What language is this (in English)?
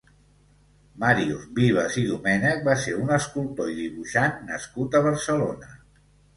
Catalan